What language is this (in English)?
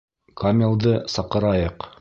Bashkir